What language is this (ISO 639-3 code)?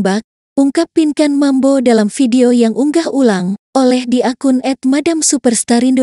ind